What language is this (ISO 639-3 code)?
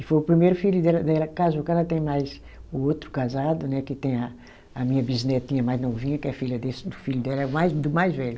por